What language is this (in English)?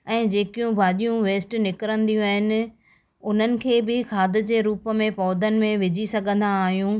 Sindhi